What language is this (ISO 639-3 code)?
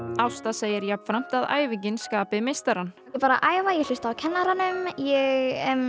isl